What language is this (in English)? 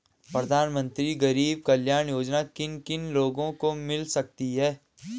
Hindi